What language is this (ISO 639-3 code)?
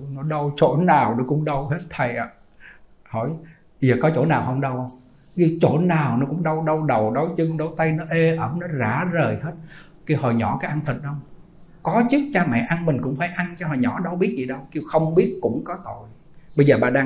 vie